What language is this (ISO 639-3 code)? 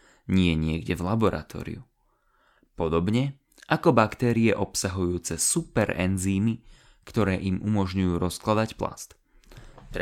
slk